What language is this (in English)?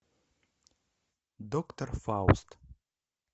Russian